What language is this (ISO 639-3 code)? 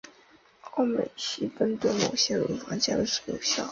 zho